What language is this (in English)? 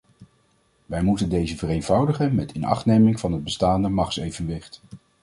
Dutch